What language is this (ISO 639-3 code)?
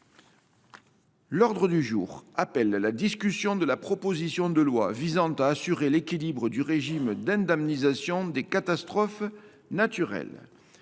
fra